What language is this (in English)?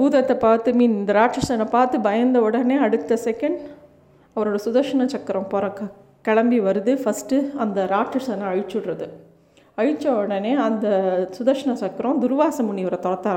Tamil